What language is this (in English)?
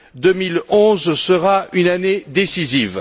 French